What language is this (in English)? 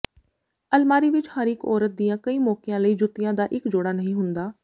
Punjabi